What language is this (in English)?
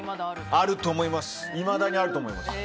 Japanese